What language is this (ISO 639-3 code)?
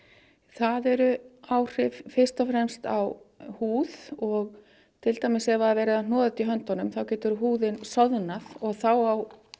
isl